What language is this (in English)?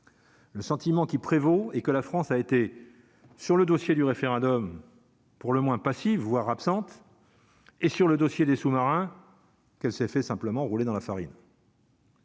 French